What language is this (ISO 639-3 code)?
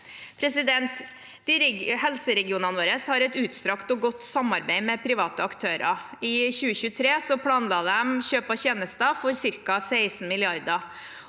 nor